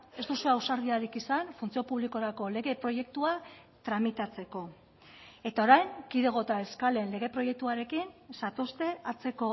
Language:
Basque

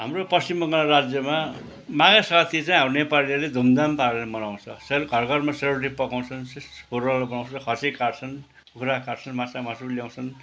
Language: Nepali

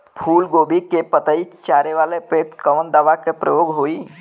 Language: Bhojpuri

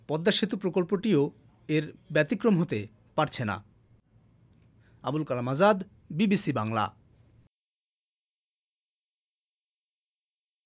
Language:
Bangla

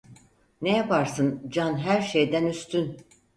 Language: Turkish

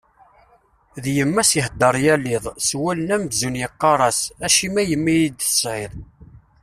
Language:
Kabyle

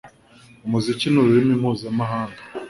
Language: Kinyarwanda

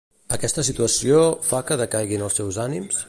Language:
Catalan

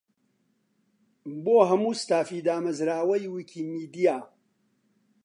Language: Central Kurdish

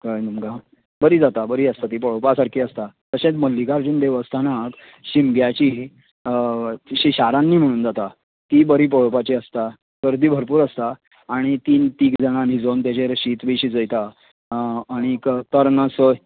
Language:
Konkani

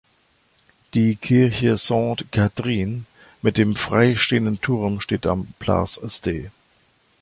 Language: German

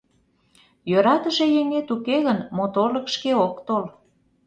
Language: Mari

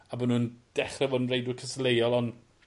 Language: Welsh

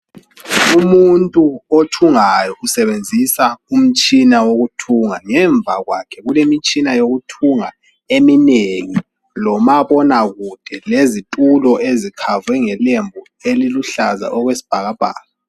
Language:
North Ndebele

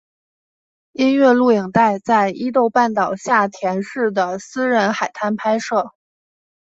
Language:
Chinese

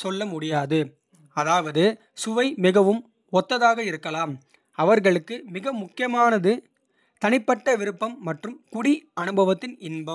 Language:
Kota (India)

